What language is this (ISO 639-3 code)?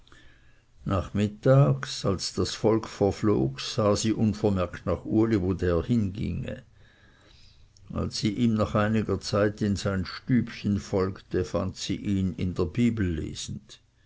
deu